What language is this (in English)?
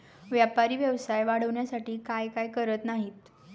Marathi